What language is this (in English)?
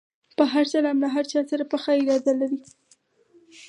Pashto